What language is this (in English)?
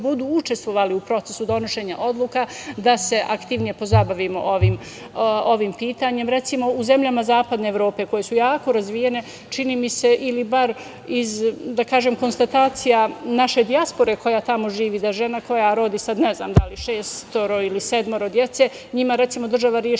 Serbian